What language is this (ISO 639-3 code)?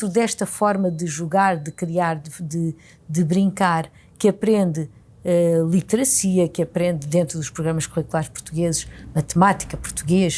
por